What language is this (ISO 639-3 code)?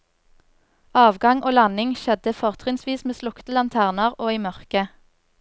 nor